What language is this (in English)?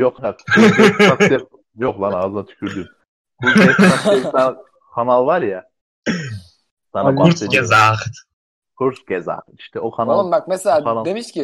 Turkish